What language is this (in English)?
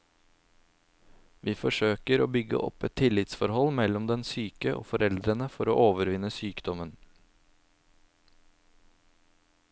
Norwegian